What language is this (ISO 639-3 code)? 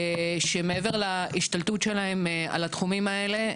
heb